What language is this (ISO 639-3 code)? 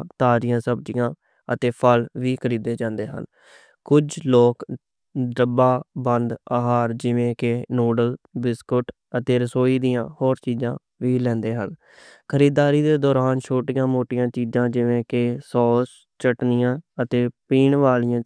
lah